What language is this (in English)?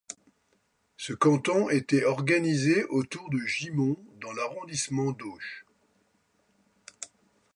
French